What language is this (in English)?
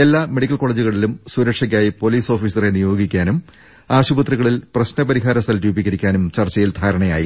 Malayalam